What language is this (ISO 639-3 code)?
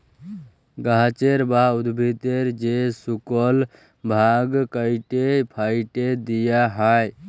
ben